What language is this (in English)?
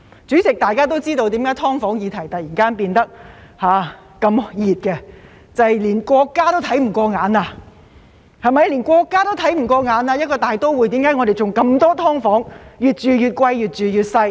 Cantonese